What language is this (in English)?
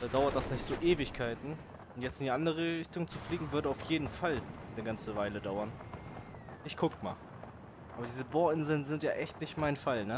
German